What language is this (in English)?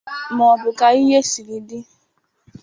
Igbo